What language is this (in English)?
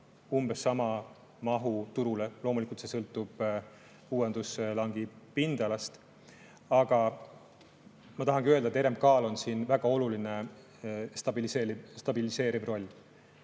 Estonian